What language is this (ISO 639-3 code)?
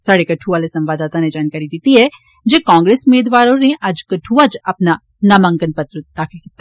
doi